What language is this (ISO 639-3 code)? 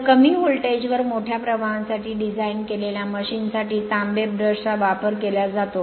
mar